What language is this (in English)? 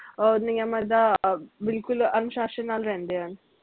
Punjabi